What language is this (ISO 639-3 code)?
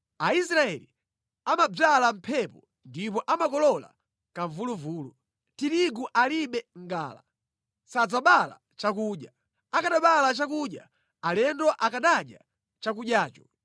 nya